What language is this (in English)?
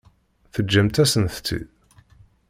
Kabyle